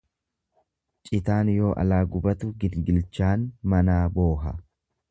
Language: Oromo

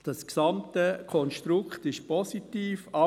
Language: Swiss German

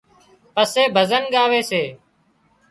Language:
Wadiyara Koli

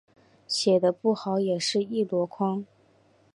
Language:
Chinese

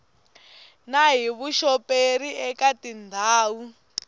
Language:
Tsonga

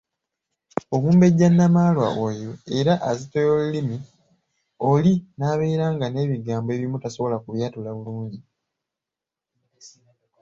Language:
Ganda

